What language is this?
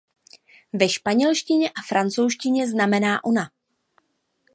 Czech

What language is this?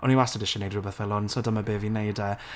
Welsh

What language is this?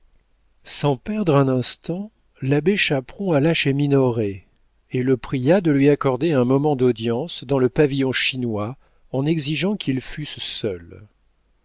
French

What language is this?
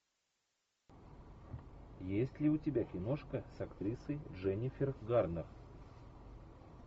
Russian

